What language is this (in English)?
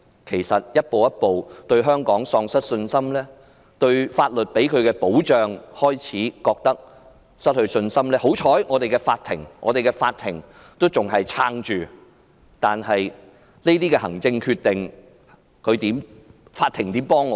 Cantonese